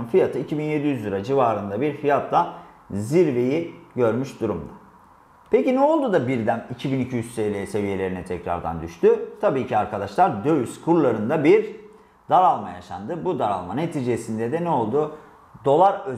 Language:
Turkish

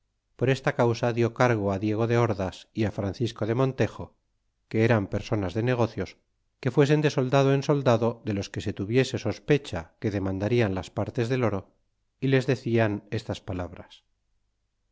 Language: Spanish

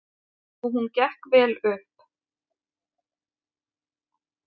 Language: Icelandic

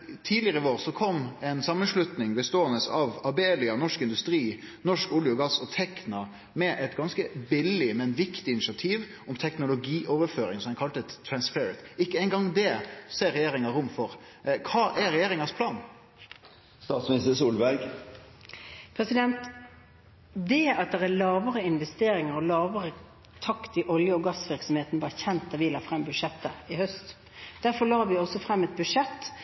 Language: Norwegian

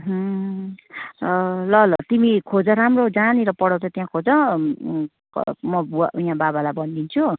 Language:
Nepali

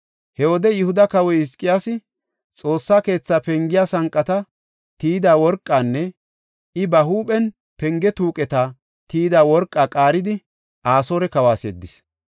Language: Gofa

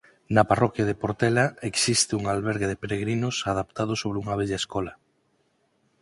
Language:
Galician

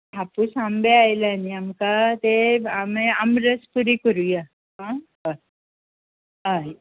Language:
Konkani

